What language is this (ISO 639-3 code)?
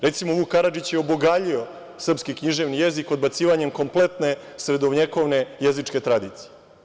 srp